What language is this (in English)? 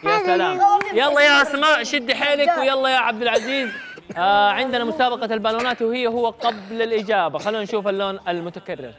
Arabic